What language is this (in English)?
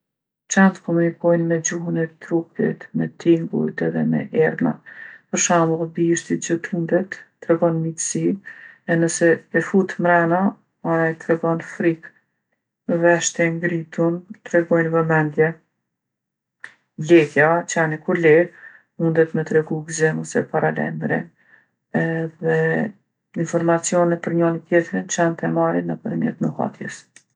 Gheg Albanian